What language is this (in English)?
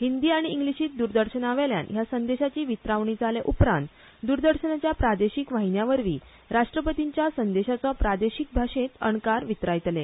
Konkani